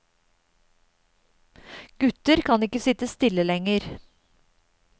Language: Norwegian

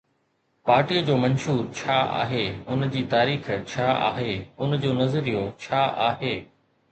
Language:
Sindhi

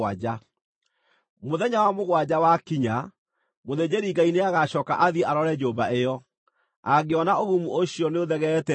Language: Kikuyu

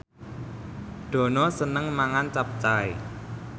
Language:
Javanese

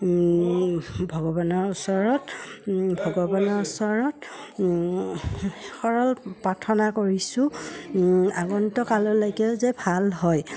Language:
Assamese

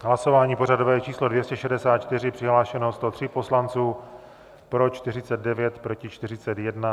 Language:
Czech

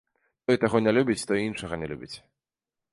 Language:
Belarusian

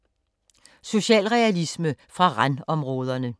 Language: Danish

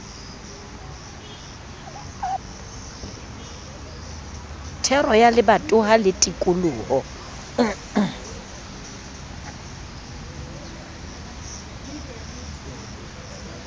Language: Southern Sotho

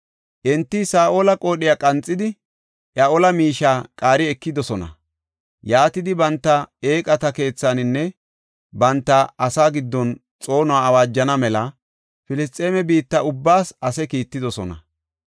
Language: Gofa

